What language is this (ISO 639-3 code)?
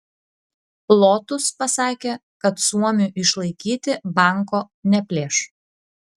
lit